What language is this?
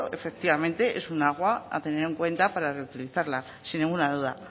Spanish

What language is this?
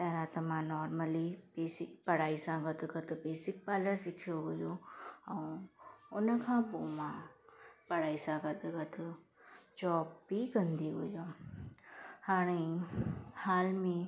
Sindhi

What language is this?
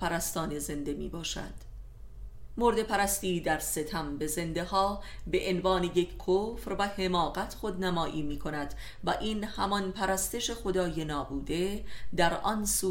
Persian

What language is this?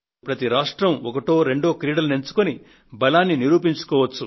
Telugu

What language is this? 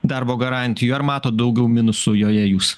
Lithuanian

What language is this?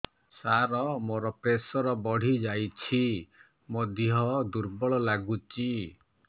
Odia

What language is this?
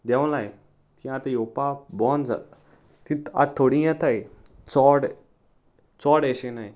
Konkani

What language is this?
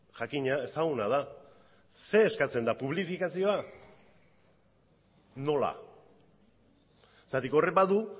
Basque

